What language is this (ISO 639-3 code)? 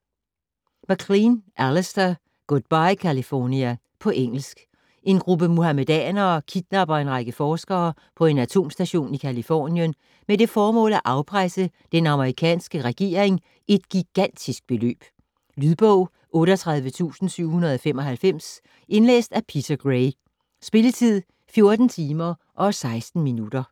dan